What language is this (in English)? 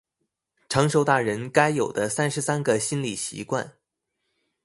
Chinese